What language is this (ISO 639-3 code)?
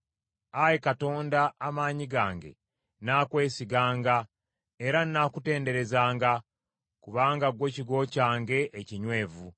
lug